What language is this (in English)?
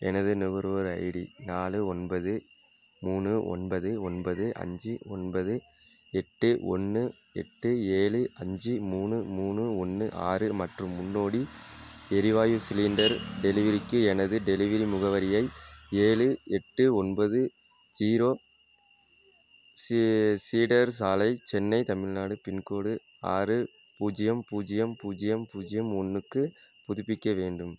Tamil